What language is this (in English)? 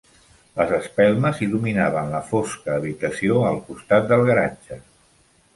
Catalan